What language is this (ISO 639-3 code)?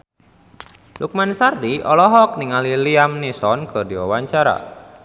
sun